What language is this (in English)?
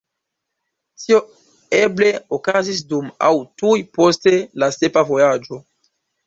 Esperanto